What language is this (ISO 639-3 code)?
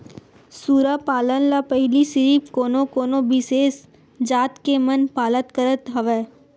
hne